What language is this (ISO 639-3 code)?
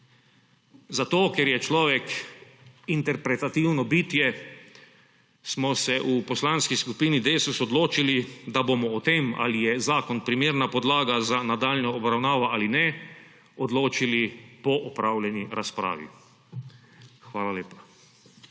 slv